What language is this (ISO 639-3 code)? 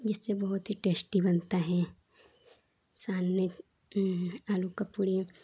hin